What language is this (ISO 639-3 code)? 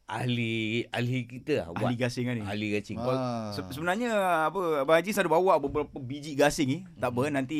msa